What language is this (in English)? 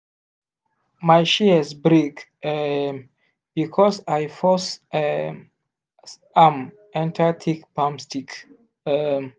Nigerian Pidgin